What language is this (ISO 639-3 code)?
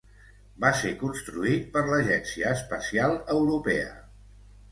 cat